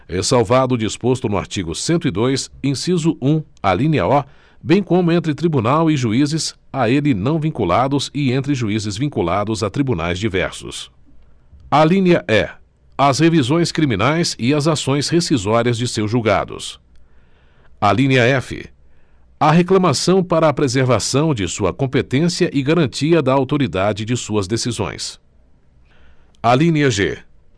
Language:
Portuguese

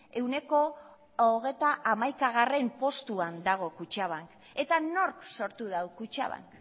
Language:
Basque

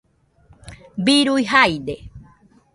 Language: Nüpode Huitoto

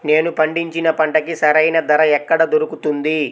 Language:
Telugu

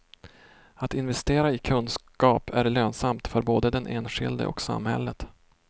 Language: Swedish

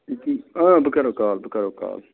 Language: Kashmiri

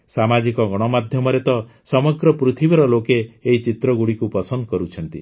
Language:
Odia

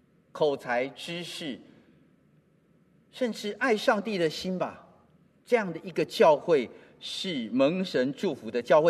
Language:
Chinese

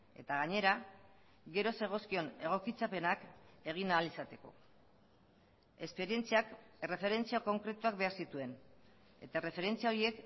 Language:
Basque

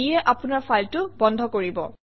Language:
Assamese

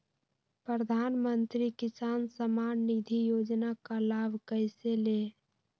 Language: Magahi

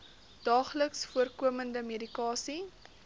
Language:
Afrikaans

